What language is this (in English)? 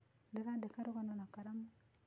Kikuyu